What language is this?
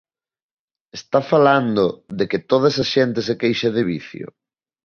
Galician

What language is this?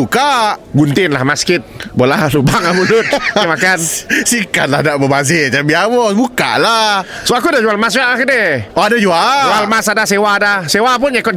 Malay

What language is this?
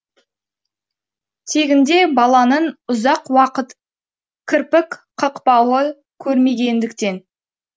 Kazakh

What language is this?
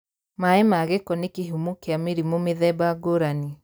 Kikuyu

